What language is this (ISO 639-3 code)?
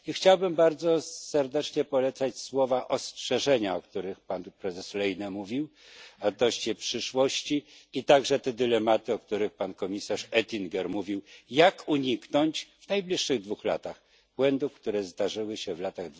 pol